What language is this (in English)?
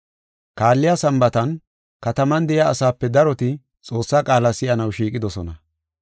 Gofa